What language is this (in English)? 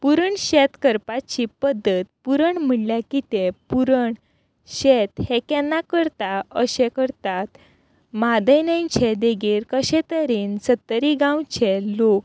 Konkani